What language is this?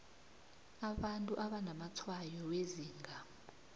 South Ndebele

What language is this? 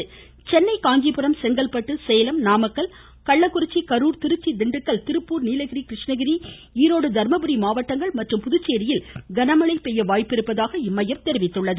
Tamil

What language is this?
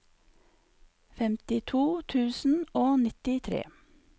Norwegian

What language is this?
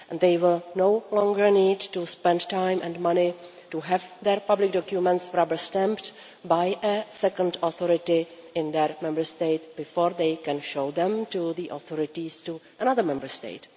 English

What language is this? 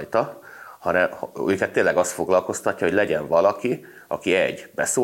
Hungarian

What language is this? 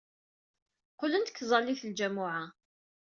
Kabyle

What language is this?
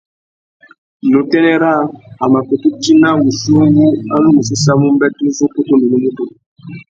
Tuki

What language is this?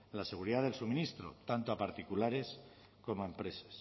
Spanish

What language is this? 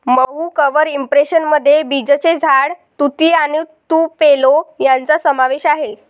Marathi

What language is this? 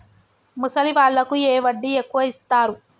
Telugu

